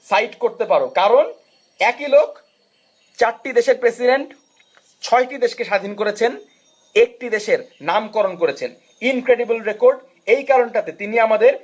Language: Bangla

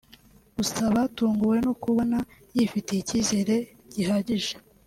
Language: Kinyarwanda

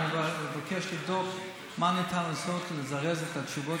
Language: Hebrew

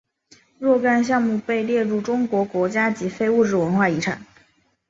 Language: Chinese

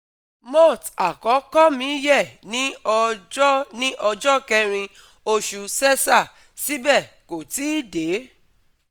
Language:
Yoruba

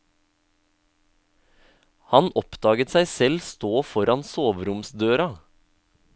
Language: Norwegian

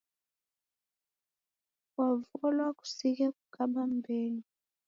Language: Taita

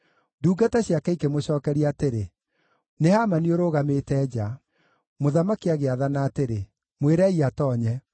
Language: Kikuyu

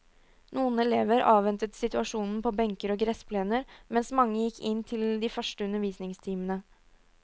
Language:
Norwegian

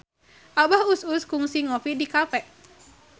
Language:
Sundanese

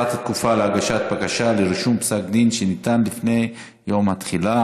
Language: Hebrew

